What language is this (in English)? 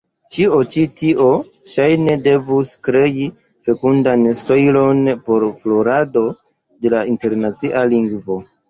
Esperanto